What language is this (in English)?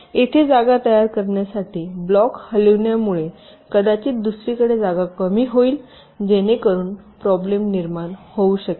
Marathi